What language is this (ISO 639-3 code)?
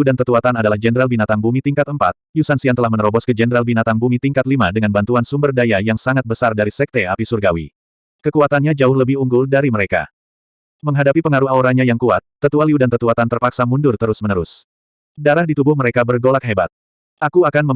ind